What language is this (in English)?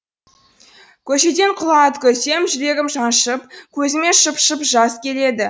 Kazakh